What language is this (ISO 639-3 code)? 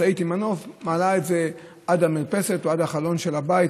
heb